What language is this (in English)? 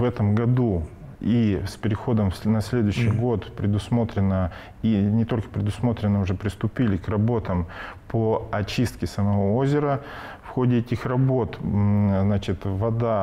Russian